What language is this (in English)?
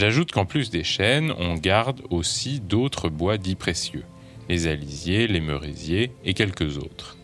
French